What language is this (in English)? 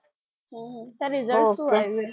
Gujarati